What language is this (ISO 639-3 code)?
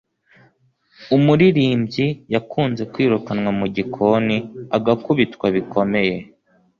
kin